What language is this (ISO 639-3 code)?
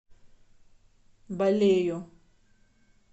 rus